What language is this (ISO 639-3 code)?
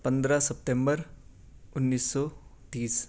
urd